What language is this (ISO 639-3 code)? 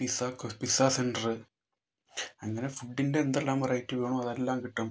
mal